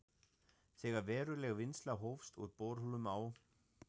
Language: Icelandic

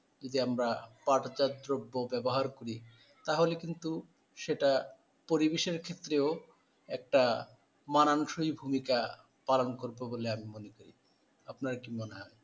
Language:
Bangla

